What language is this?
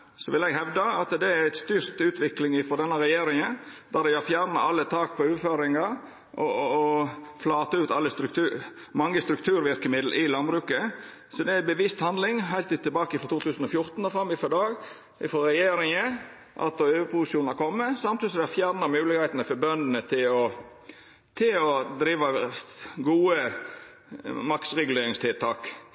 Norwegian Nynorsk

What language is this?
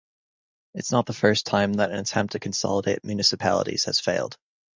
English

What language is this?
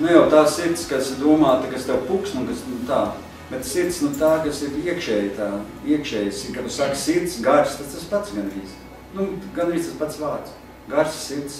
Latvian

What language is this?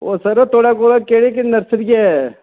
Dogri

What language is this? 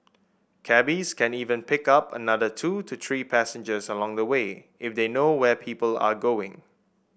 English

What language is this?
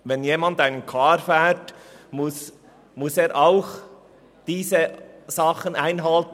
Swiss German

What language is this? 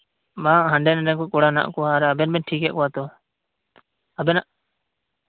Santali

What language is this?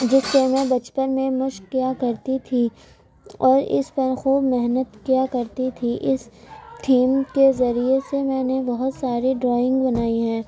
Urdu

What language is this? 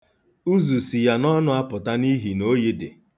Igbo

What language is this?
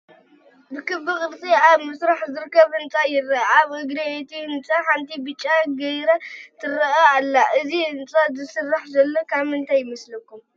Tigrinya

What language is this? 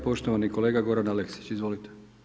Croatian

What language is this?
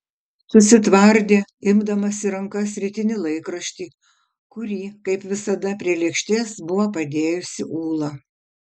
Lithuanian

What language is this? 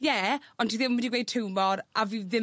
Welsh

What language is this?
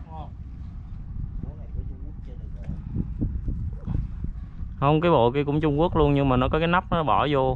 Vietnamese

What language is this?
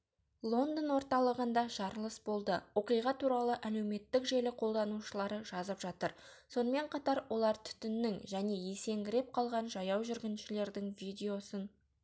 Kazakh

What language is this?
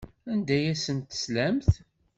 Kabyle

